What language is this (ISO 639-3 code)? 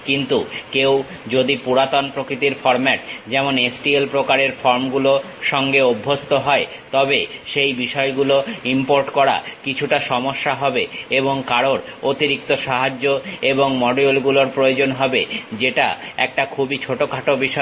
ben